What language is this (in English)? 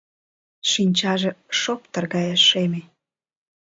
Mari